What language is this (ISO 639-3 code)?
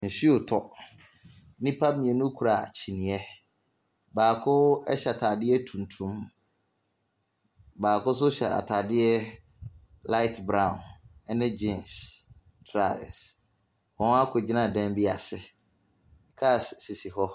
aka